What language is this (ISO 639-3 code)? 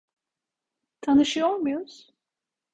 tur